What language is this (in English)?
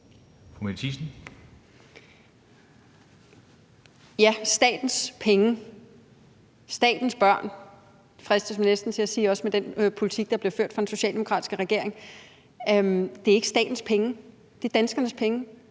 Danish